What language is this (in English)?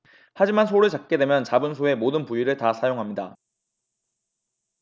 Korean